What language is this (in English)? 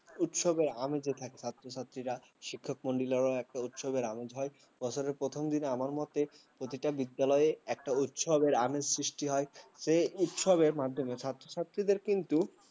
Bangla